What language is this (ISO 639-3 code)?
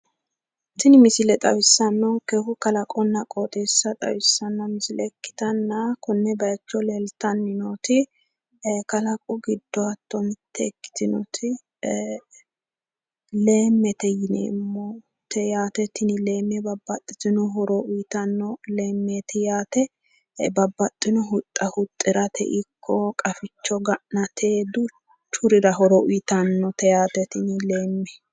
sid